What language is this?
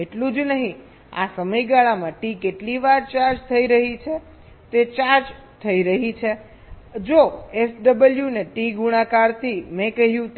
Gujarati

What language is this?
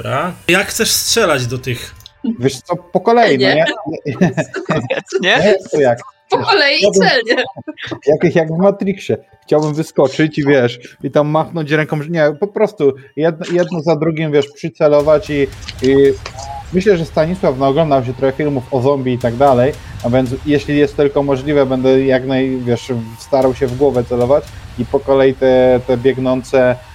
Polish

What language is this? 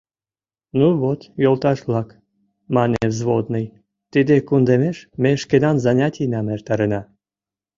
Mari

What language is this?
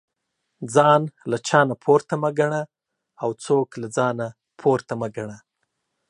Pashto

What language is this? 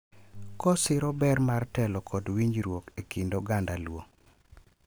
Luo (Kenya and Tanzania)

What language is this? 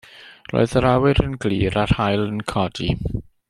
Welsh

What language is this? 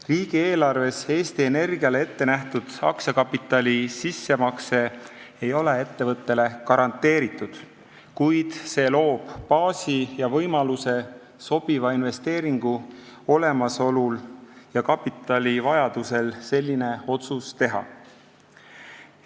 Estonian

